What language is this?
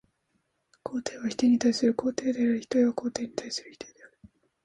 Japanese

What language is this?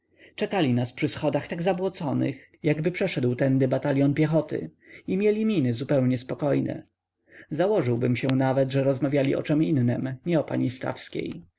Polish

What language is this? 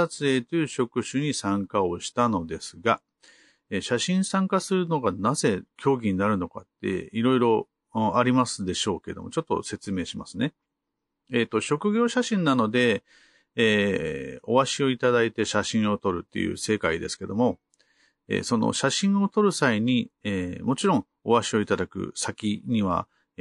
Japanese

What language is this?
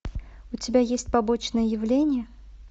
Russian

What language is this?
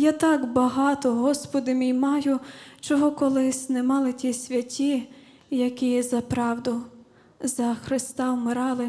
Ukrainian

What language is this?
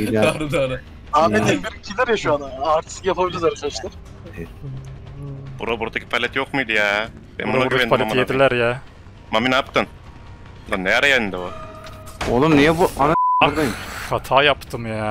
Turkish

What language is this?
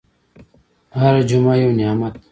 Pashto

